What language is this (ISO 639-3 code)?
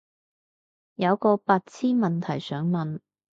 yue